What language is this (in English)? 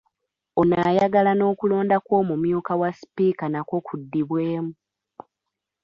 Ganda